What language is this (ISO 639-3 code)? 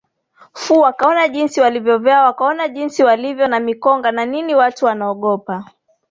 swa